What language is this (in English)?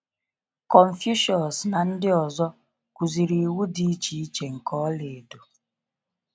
Igbo